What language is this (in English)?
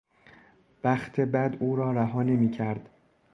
Persian